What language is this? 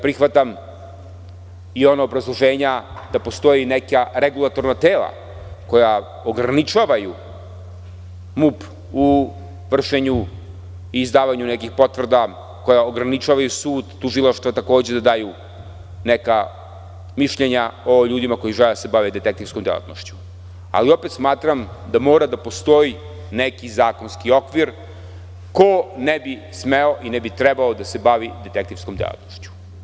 Serbian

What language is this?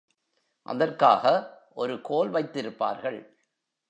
Tamil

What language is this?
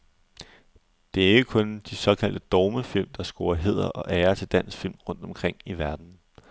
Danish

